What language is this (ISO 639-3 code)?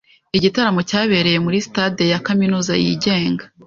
kin